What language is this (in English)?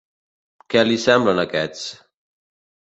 Catalan